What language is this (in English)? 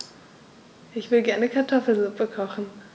German